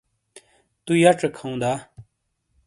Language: Shina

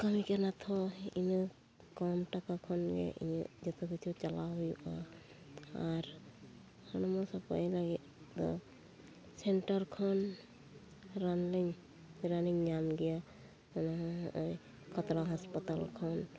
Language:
Santali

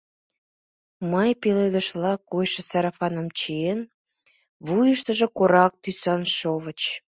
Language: Mari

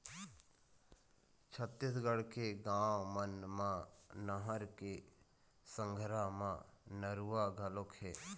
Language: Chhattisgarhi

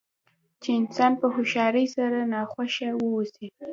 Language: Pashto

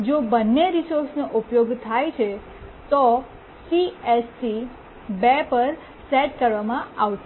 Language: Gujarati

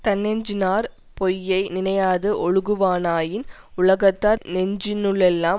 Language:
Tamil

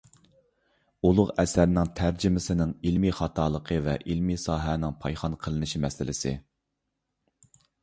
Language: Uyghur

